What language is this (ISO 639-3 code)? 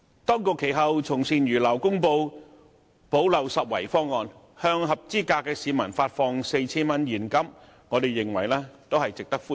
yue